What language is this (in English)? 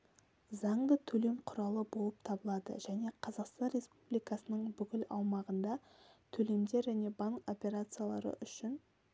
Kazakh